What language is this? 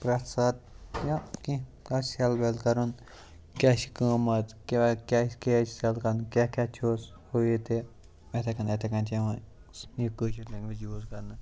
Kashmiri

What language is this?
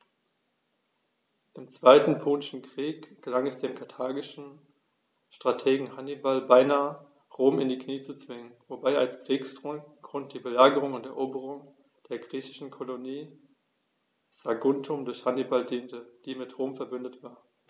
German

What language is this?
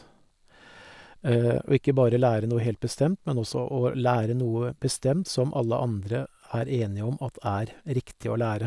Norwegian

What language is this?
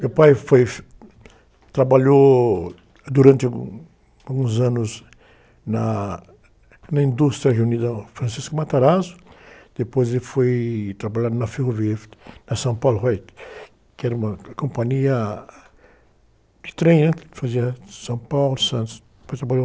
Portuguese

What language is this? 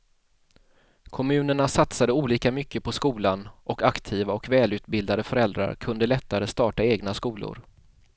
Swedish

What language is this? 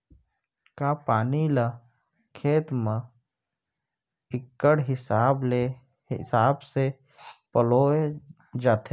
Chhattisgarhi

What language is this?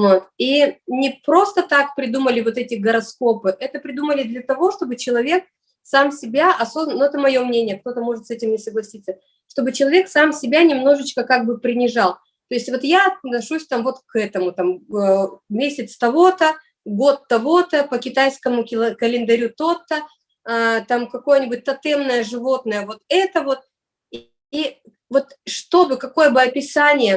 Russian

